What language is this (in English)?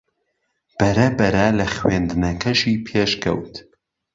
Central Kurdish